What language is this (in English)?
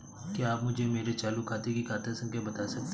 Hindi